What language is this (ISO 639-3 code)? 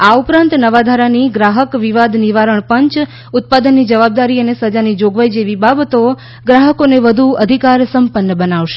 guj